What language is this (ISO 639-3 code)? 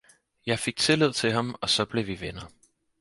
dan